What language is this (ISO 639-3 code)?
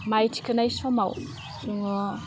brx